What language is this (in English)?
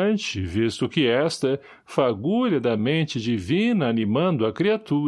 Portuguese